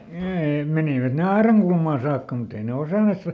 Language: Finnish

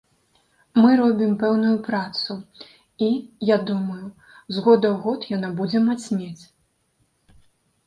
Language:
Belarusian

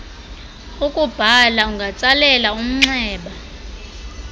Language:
Xhosa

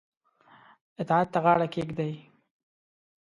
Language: Pashto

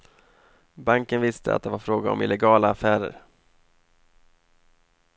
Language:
Swedish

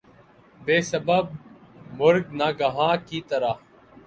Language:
Urdu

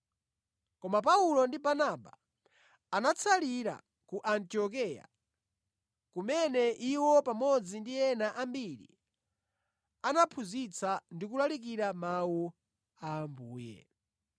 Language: Nyanja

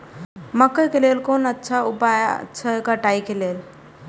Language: Maithili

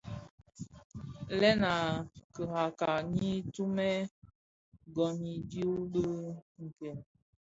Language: Bafia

